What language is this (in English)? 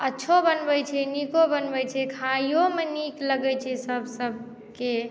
Maithili